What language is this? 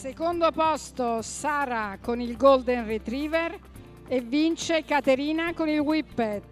Italian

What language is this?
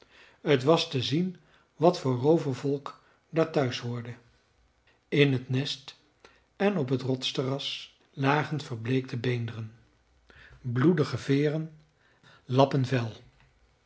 Dutch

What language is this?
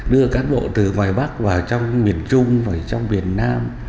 Vietnamese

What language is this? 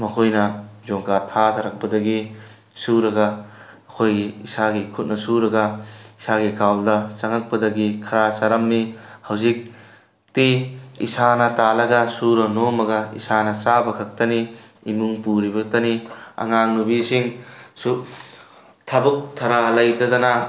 Manipuri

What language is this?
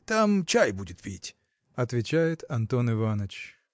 Russian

